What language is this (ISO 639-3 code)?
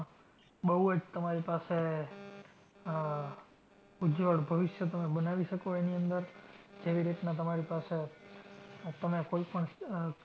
guj